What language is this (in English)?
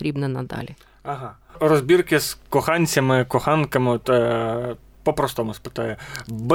Ukrainian